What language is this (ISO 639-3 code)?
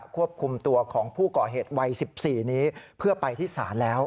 tha